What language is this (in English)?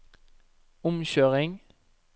Norwegian